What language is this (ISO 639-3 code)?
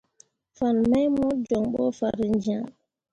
mua